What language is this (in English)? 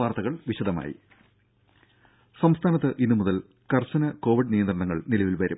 Malayalam